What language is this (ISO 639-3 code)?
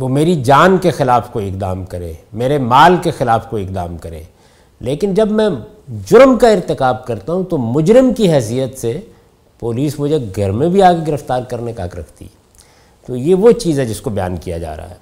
urd